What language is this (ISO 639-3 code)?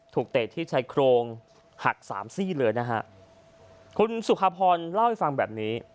tha